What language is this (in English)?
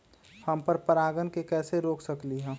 Magahi